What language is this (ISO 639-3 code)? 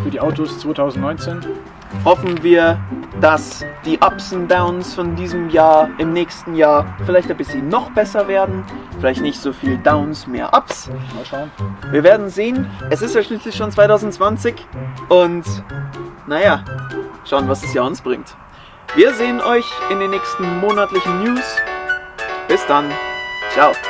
deu